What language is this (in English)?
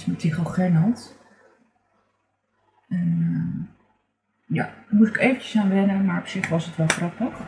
Dutch